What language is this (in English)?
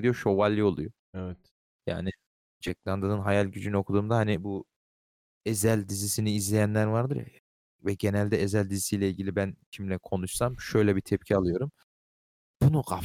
Turkish